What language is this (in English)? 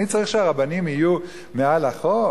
Hebrew